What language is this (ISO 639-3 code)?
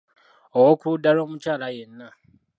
lug